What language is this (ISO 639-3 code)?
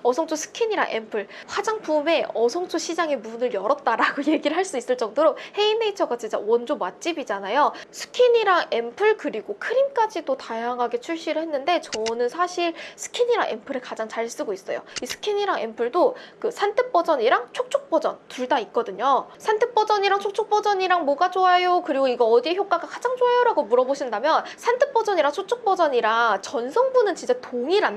kor